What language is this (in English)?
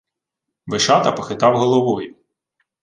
Ukrainian